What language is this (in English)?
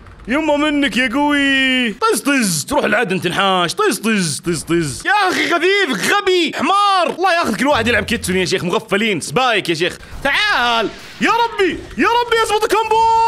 Arabic